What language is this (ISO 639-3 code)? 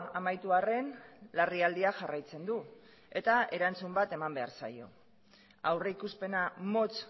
eus